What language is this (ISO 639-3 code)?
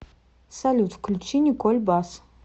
rus